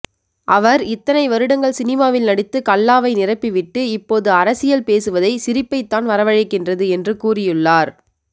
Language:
Tamil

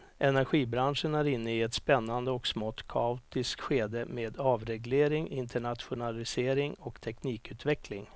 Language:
Swedish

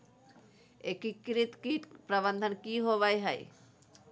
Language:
Magahi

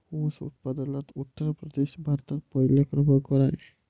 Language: Marathi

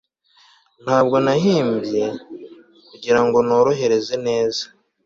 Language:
Kinyarwanda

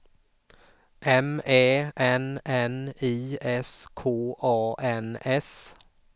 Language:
Swedish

